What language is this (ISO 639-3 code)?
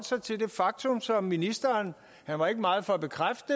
dan